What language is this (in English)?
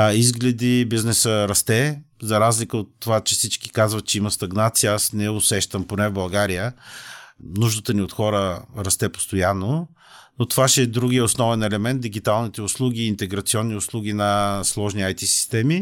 Bulgarian